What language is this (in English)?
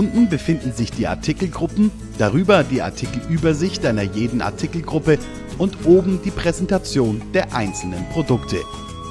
German